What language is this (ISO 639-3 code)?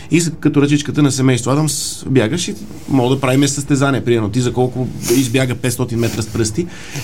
bul